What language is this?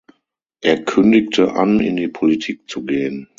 German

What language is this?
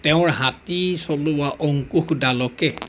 Assamese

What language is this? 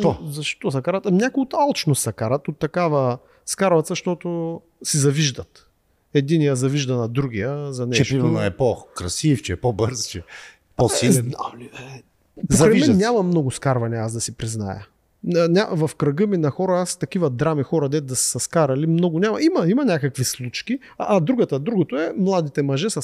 Bulgarian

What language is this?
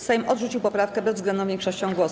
Polish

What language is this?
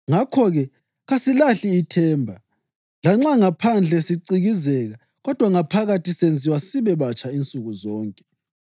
North Ndebele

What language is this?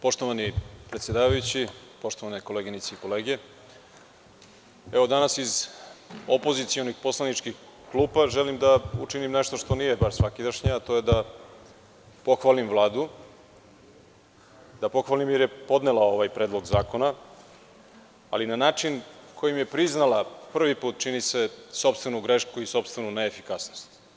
Serbian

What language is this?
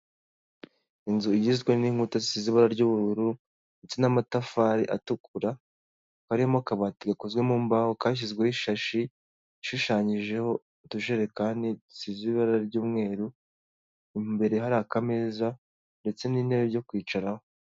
Kinyarwanda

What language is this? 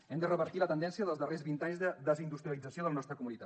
Catalan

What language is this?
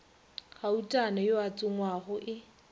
Northern Sotho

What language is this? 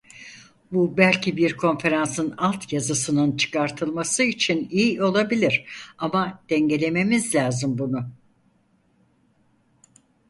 Turkish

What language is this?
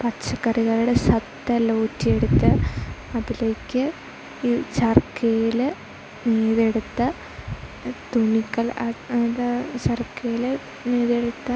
Malayalam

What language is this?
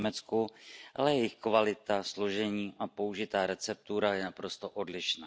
Czech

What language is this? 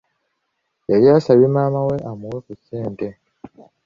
Ganda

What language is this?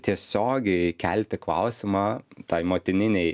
Lithuanian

